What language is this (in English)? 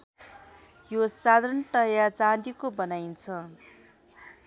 Nepali